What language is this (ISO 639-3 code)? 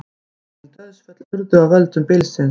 isl